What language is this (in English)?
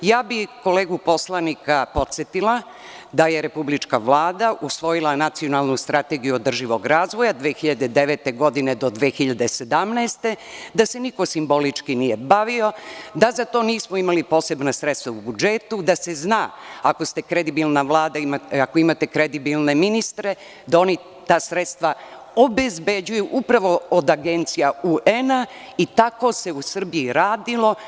Serbian